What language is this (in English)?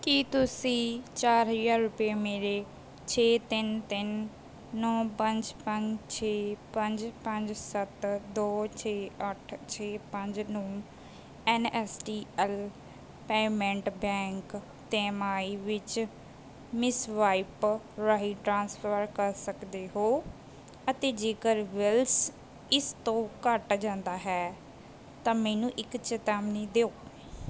Punjabi